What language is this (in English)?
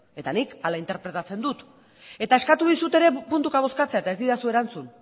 Basque